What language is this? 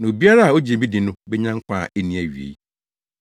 Akan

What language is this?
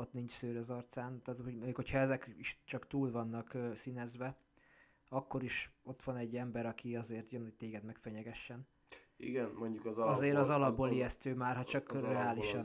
Hungarian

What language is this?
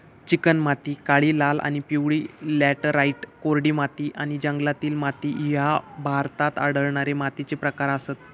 Marathi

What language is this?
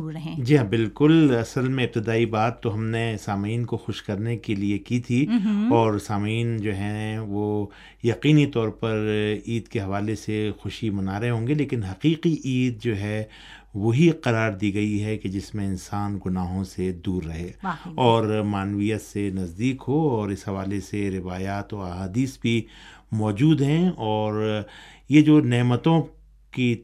Urdu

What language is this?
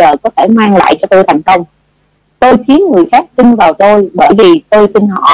Vietnamese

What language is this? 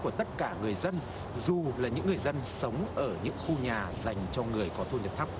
Vietnamese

